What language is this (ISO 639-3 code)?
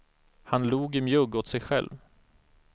swe